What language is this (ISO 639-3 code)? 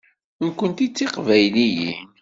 kab